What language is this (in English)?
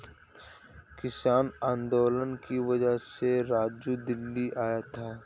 Hindi